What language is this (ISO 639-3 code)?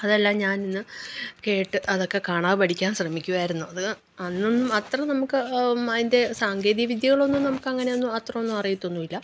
mal